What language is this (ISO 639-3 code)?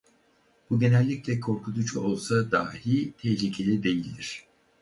tur